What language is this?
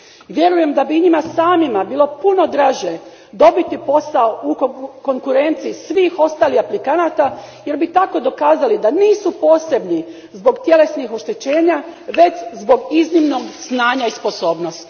Croatian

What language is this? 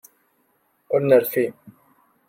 Kabyle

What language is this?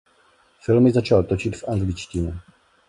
Czech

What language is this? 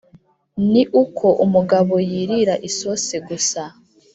Kinyarwanda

